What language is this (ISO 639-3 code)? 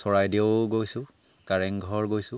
asm